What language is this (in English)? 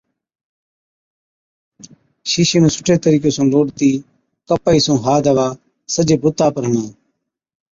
Od